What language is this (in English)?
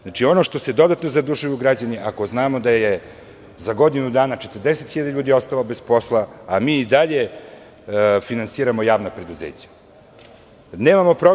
Serbian